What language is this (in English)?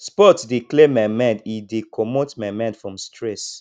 Nigerian Pidgin